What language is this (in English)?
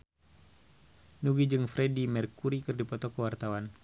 Sundanese